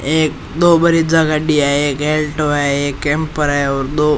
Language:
Rajasthani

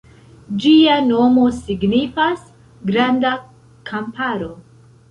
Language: Esperanto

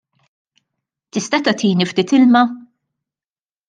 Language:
Maltese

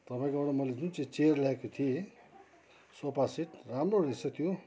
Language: Nepali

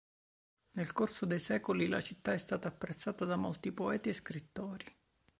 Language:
Italian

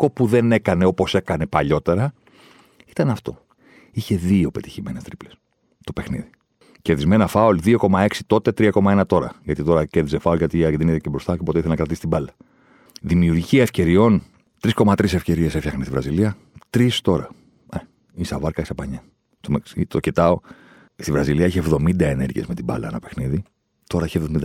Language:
Greek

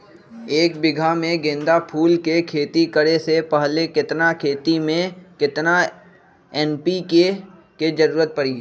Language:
Magahi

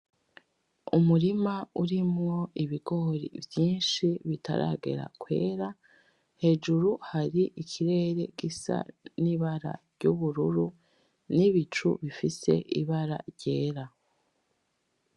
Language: Rundi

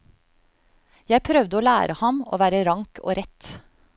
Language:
Norwegian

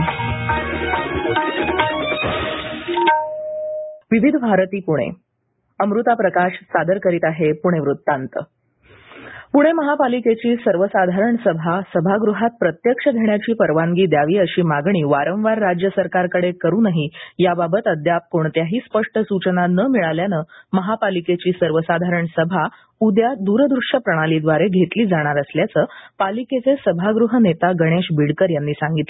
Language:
Marathi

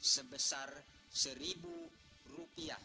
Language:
Indonesian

